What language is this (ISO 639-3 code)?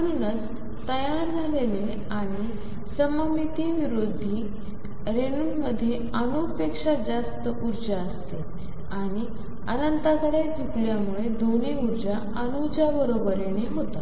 mar